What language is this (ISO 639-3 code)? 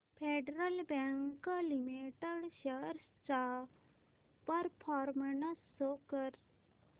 mar